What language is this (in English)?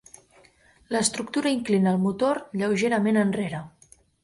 Catalan